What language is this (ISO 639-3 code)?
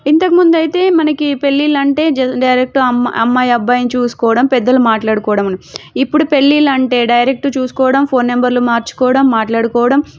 tel